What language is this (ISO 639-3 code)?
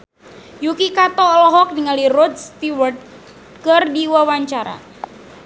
sun